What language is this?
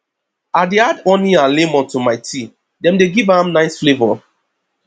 Nigerian Pidgin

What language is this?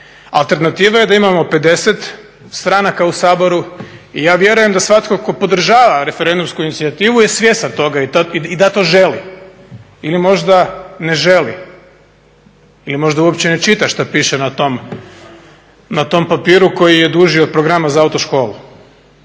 Croatian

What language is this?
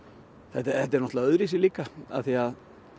Icelandic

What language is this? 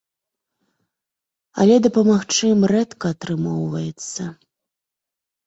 Belarusian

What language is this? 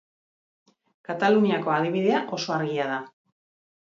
Basque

